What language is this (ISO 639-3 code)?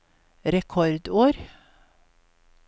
nor